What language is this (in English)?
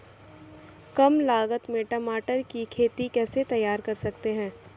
Hindi